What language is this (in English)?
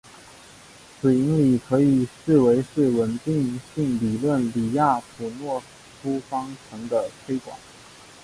Chinese